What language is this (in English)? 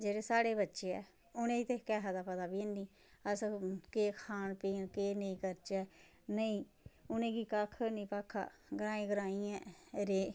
Dogri